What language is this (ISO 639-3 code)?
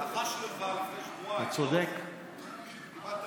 heb